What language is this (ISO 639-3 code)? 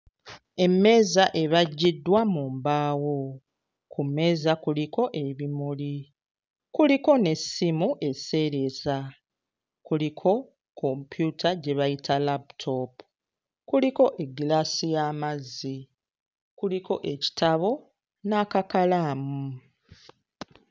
lug